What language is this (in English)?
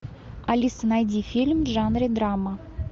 Russian